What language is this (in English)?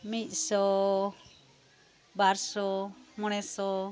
Santali